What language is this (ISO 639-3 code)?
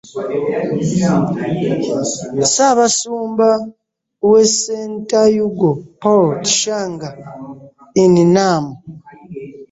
lug